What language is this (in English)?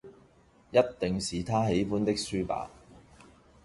Cantonese